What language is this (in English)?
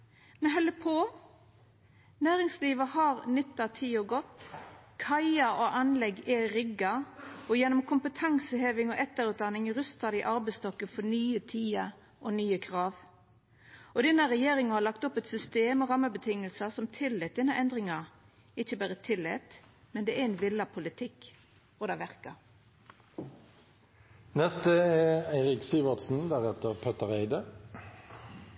Norwegian Nynorsk